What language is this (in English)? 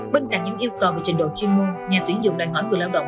Vietnamese